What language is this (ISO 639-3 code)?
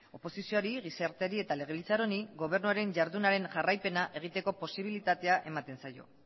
eus